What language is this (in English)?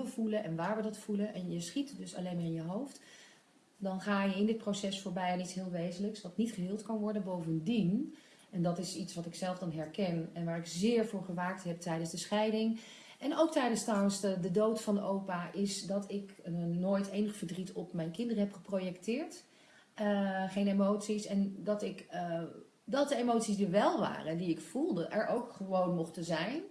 Dutch